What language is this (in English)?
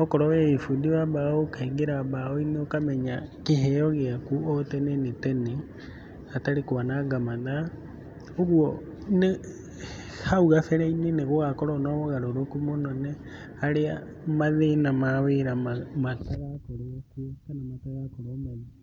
Kikuyu